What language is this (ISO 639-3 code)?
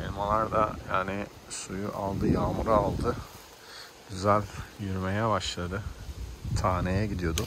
tur